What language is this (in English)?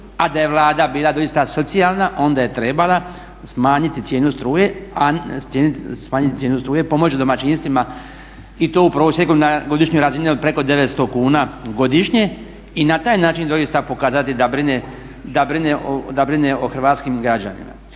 Croatian